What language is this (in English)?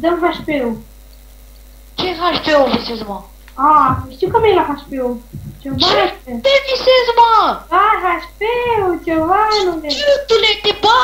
Romanian